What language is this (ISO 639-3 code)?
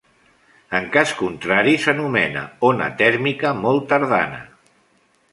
cat